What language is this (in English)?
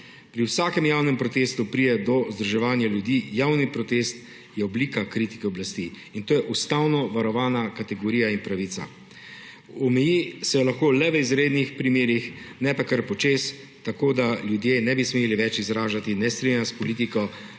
Slovenian